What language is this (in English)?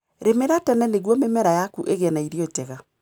Kikuyu